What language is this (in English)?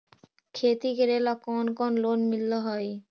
Magahi